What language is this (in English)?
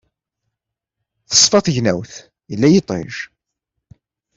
Kabyle